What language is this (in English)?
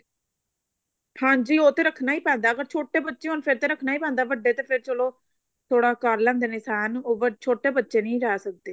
Punjabi